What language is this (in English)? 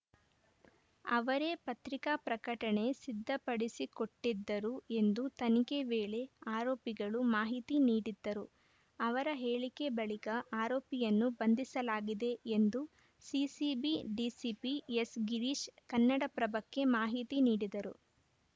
Kannada